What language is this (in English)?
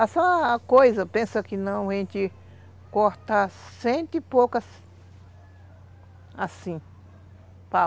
Portuguese